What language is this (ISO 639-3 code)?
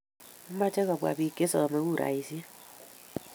kln